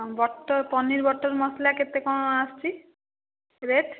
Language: Odia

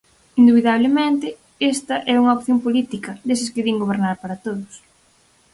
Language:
Galician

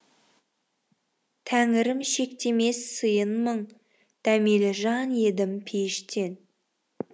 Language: Kazakh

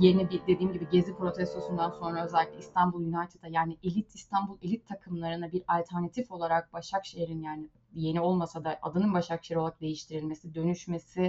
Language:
Turkish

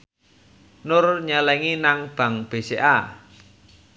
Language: Javanese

